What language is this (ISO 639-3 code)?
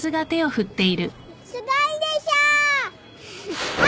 jpn